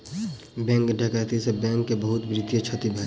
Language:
Maithili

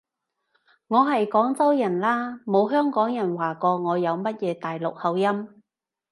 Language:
Cantonese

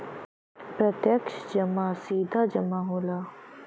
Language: Bhojpuri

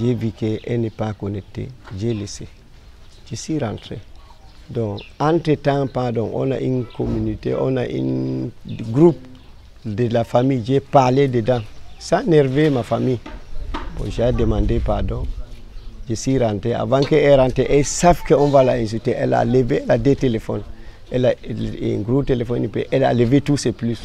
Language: French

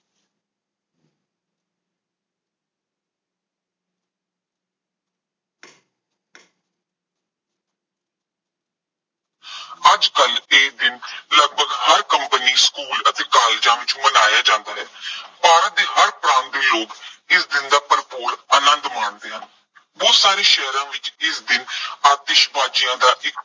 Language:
Punjabi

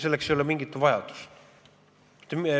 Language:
Estonian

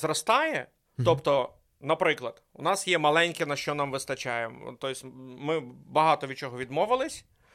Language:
Ukrainian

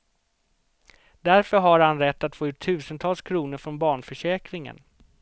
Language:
Swedish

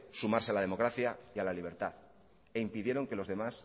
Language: Spanish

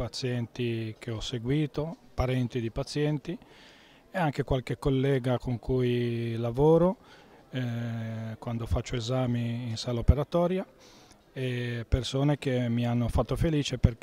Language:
Italian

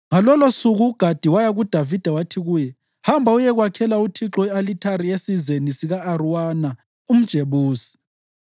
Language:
North Ndebele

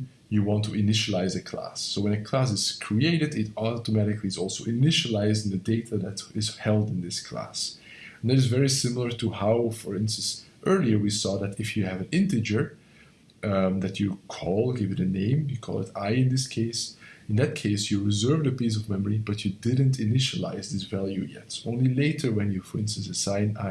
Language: English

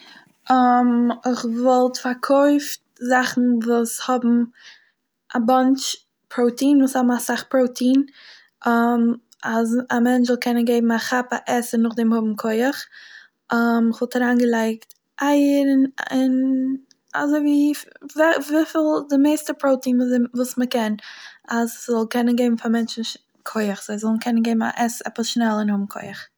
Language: Yiddish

